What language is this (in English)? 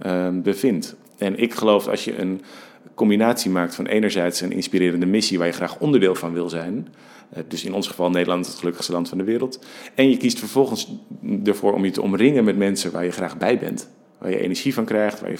Dutch